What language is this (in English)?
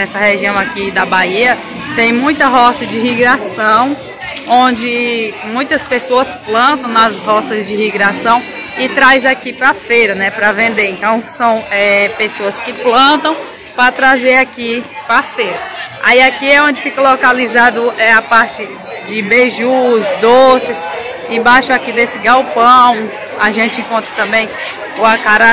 Portuguese